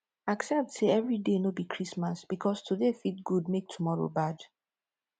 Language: Nigerian Pidgin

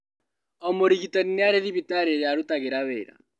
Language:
Kikuyu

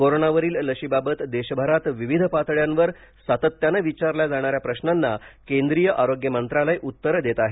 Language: Marathi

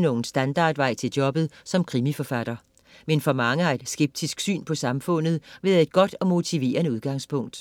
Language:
Danish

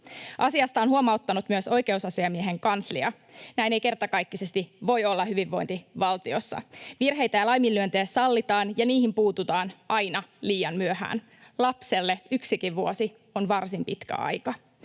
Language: Finnish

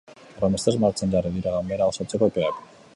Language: Basque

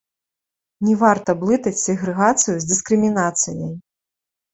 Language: Belarusian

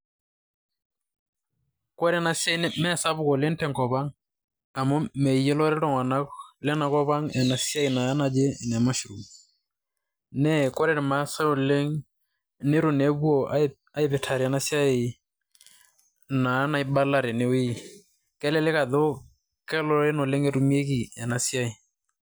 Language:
Masai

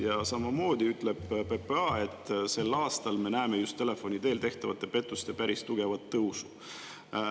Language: Estonian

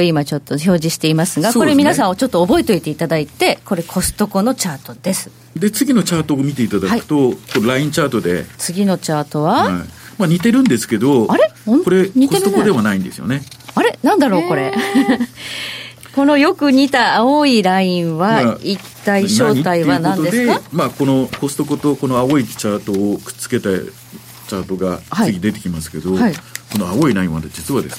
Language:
Japanese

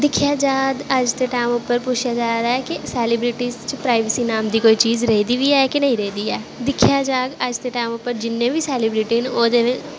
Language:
Dogri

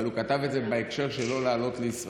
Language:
Hebrew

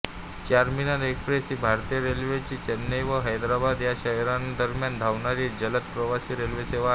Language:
Marathi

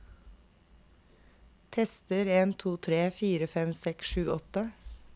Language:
Norwegian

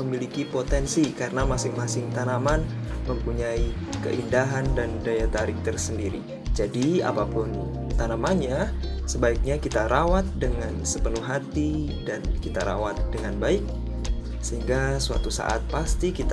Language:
Indonesian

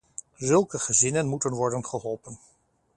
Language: Dutch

